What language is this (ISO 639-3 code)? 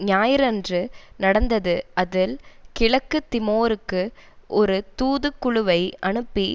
tam